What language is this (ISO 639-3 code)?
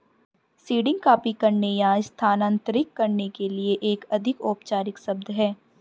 hin